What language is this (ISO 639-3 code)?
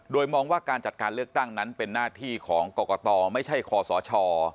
tha